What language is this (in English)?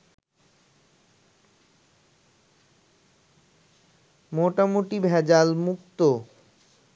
Bangla